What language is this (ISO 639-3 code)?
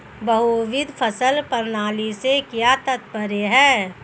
hin